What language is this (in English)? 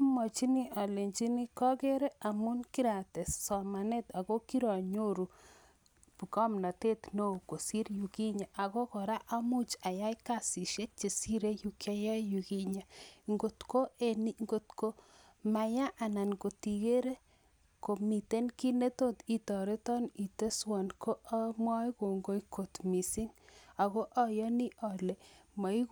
Kalenjin